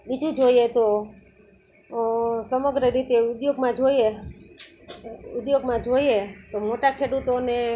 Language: Gujarati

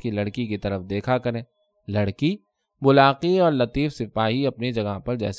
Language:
Urdu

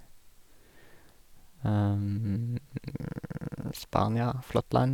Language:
Norwegian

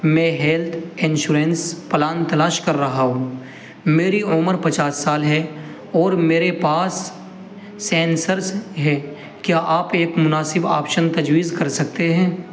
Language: Urdu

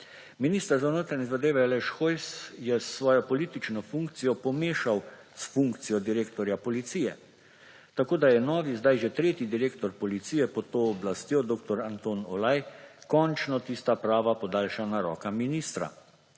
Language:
Slovenian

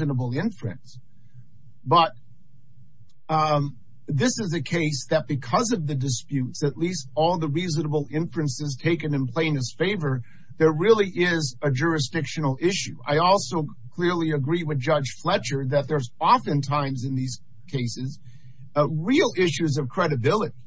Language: English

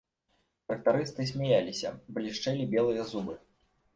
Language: Belarusian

